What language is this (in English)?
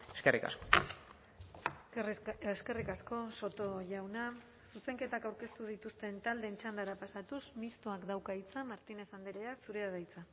Basque